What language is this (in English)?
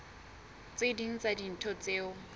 Southern Sotho